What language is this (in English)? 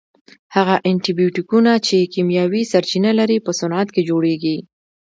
Pashto